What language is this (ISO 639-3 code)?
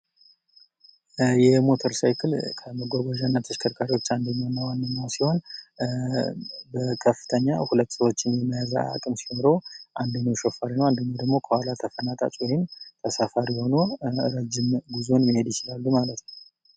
amh